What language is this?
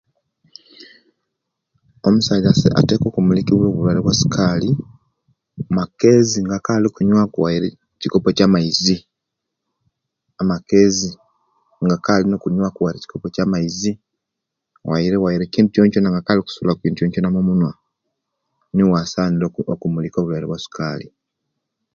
Kenyi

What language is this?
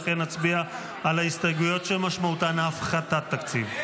Hebrew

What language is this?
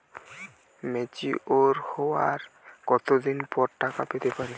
Bangla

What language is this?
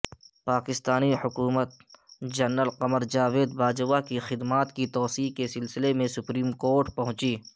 Urdu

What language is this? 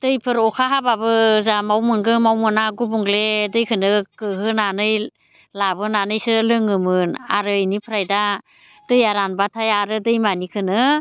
Bodo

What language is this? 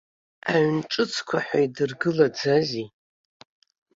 Abkhazian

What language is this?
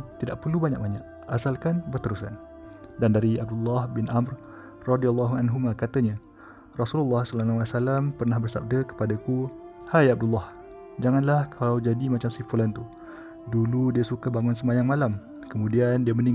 Malay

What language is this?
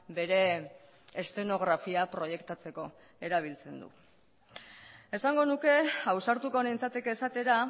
Basque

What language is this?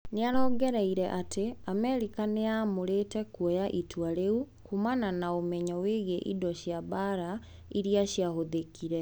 Kikuyu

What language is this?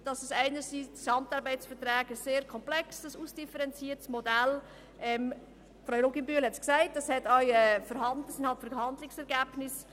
Swiss German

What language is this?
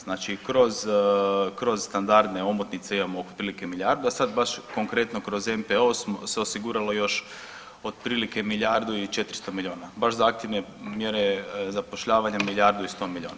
Croatian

